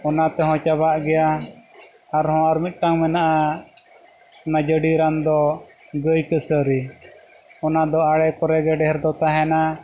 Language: Santali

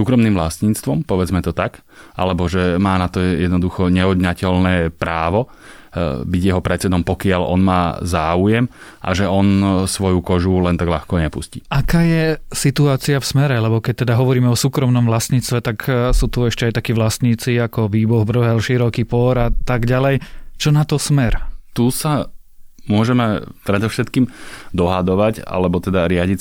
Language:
Slovak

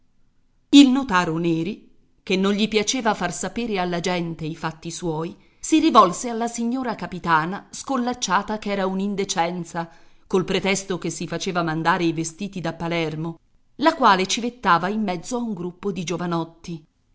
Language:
Italian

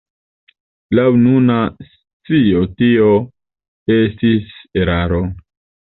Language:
Esperanto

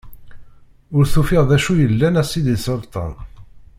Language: Kabyle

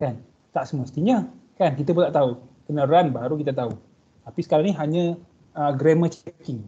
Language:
Malay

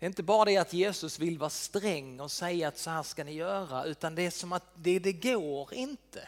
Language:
Swedish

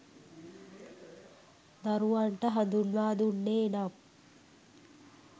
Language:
Sinhala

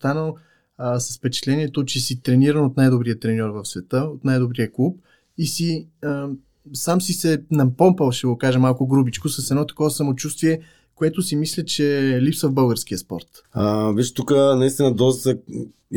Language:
Bulgarian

